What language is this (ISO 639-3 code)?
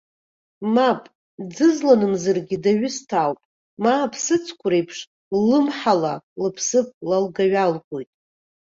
abk